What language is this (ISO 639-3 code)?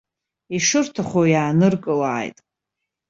abk